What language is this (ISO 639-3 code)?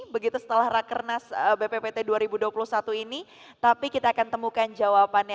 ind